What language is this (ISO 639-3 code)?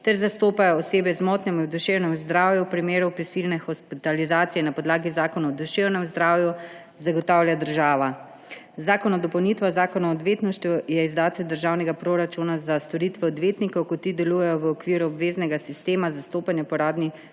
slv